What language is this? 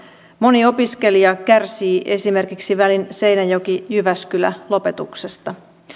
Finnish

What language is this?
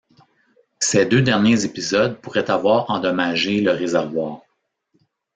French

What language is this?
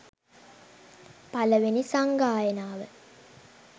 Sinhala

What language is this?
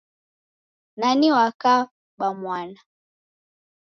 Taita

